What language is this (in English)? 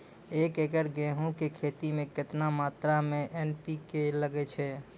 Maithili